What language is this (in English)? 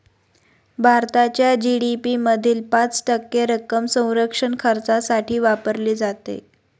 Marathi